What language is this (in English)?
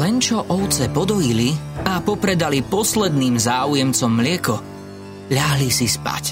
Slovak